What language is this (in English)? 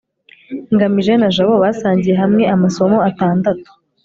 Kinyarwanda